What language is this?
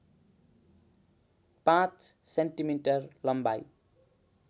Nepali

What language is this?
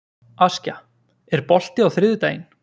Icelandic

